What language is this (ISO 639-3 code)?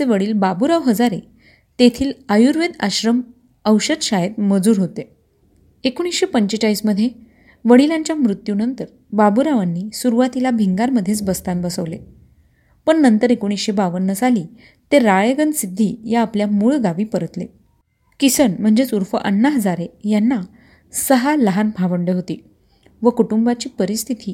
mar